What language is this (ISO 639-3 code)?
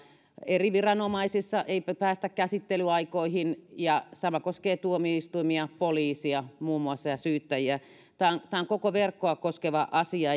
fin